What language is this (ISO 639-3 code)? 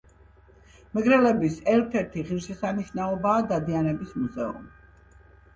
kat